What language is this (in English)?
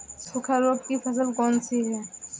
Hindi